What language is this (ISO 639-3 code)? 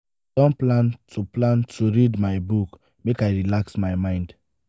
pcm